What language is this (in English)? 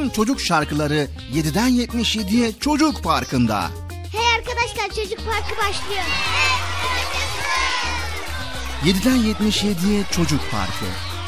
Turkish